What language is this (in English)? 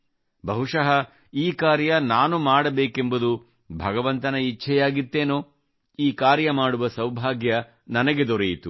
Kannada